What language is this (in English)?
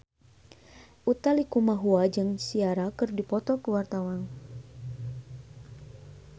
Sundanese